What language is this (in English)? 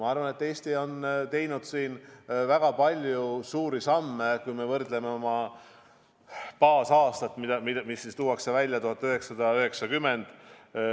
Estonian